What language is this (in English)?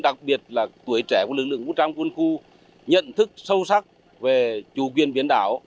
Vietnamese